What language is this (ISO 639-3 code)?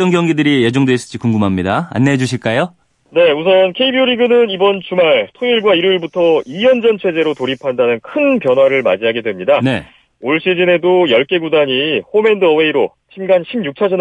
kor